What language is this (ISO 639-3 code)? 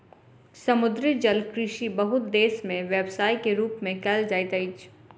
mai